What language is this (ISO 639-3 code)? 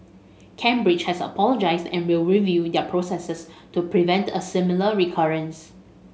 eng